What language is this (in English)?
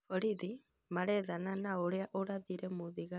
Kikuyu